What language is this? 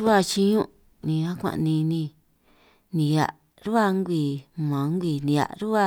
San Martín Itunyoso Triqui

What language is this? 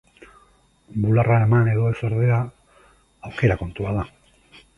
Basque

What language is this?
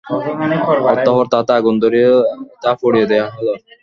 Bangla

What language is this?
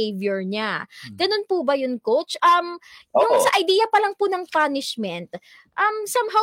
Filipino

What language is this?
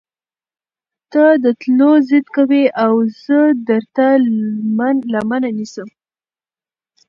Pashto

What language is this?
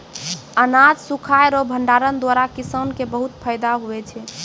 Maithili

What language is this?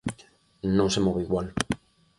Galician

